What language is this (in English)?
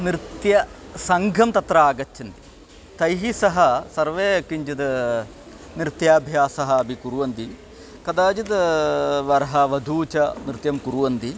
Sanskrit